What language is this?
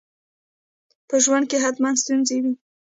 Pashto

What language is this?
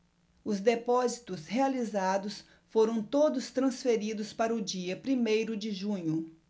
Portuguese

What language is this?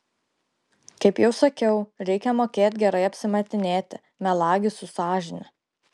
Lithuanian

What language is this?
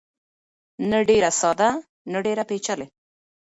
Pashto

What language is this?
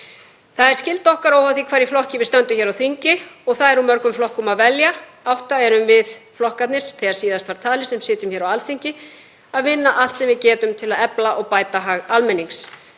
Icelandic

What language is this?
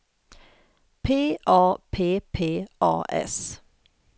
Swedish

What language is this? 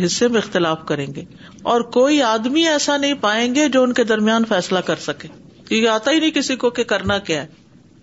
Urdu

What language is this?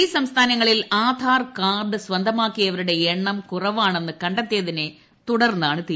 Malayalam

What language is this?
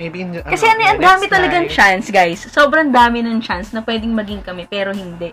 Filipino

